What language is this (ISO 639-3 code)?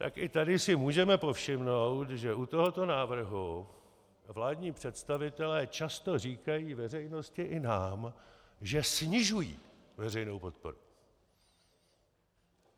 ces